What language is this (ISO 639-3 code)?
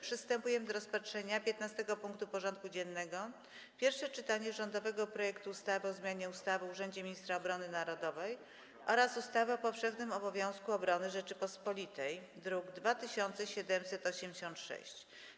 pol